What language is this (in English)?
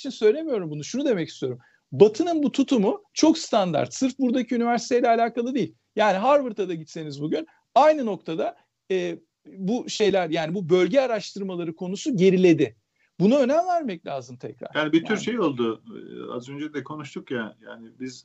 Turkish